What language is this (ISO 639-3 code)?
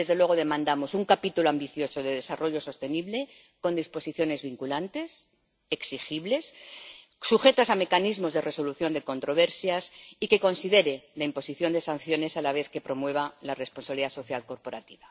spa